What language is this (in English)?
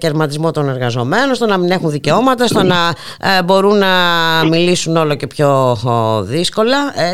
Greek